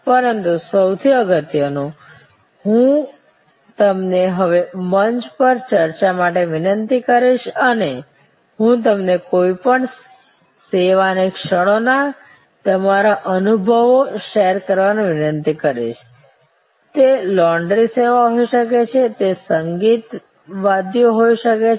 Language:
Gujarati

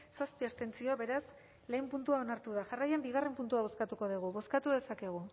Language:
Basque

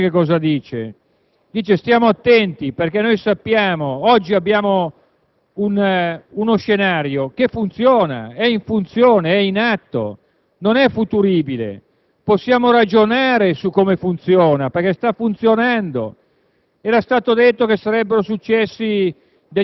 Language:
Italian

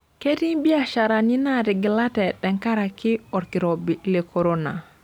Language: Masai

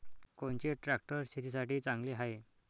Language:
Marathi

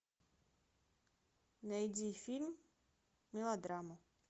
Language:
Russian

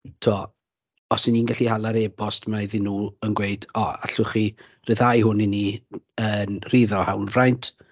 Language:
Welsh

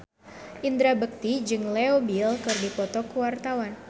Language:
Sundanese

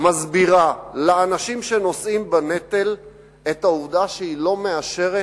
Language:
Hebrew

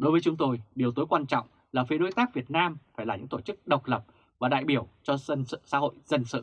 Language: Vietnamese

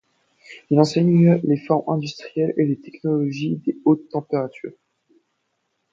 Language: French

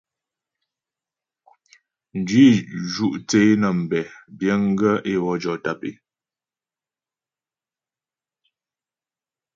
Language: Ghomala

